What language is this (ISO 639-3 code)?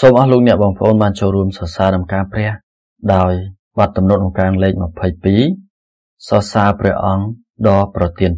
tha